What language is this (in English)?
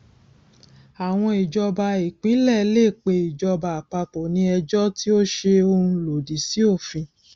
Yoruba